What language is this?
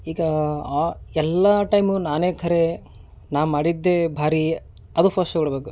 Kannada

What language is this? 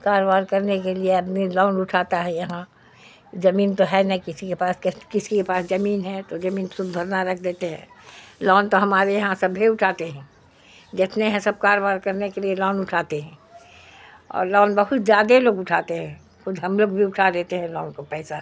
Urdu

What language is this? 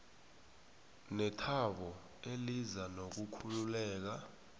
South Ndebele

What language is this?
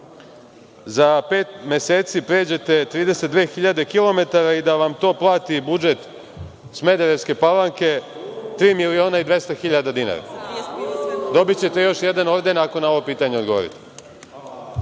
Serbian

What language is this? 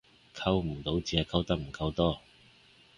Cantonese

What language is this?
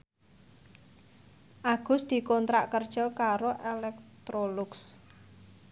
Javanese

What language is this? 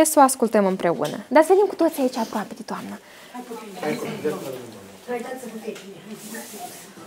Romanian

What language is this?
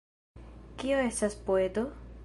Esperanto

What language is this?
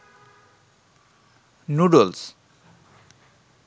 Bangla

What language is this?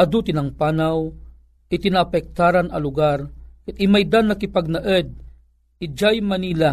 Filipino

